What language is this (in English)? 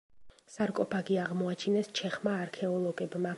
Georgian